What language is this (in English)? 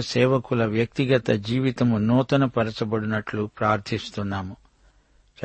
Telugu